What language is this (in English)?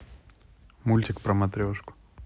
Russian